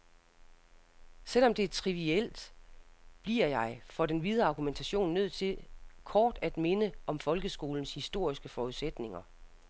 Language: Danish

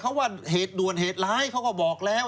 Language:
Thai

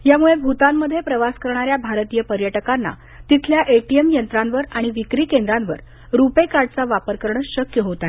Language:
Marathi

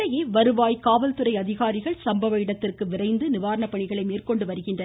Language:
Tamil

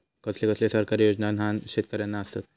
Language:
Marathi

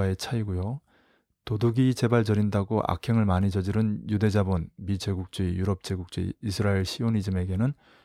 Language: Korean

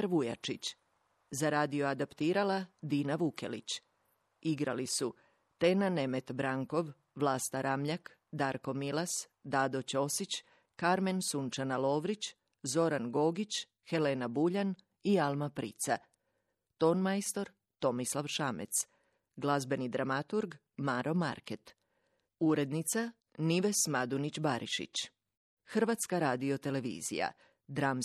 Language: Croatian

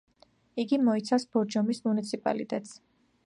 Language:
Georgian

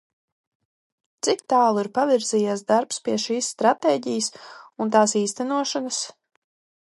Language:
Latvian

